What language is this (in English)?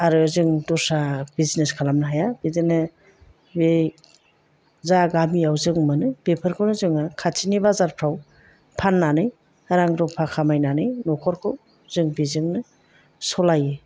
Bodo